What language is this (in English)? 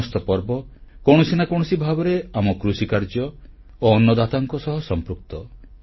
Odia